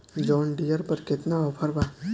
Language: Bhojpuri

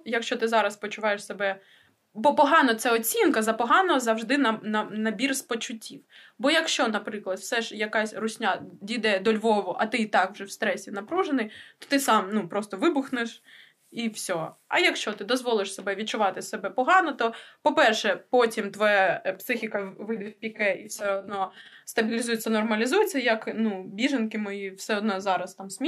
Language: Ukrainian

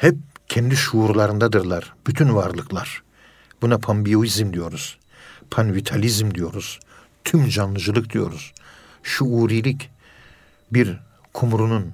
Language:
Turkish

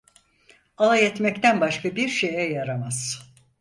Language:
Turkish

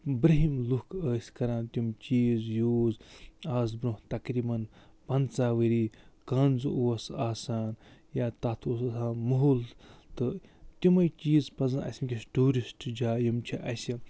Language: Kashmiri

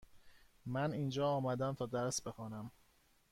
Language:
Persian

